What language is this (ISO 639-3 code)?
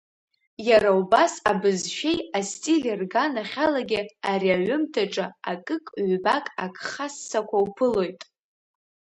abk